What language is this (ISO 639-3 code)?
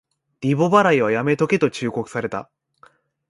jpn